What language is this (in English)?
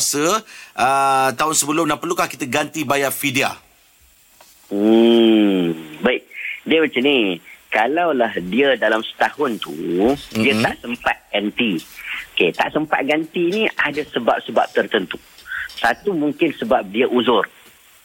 Malay